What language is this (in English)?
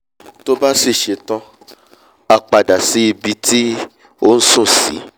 Yoruba